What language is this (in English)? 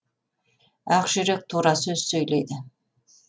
Kazakh